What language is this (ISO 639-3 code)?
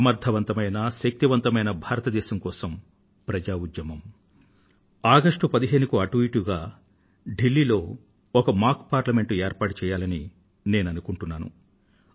tel